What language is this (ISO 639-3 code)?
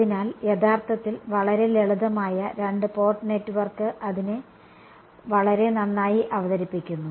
mal